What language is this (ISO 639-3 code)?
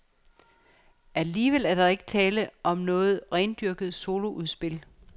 dan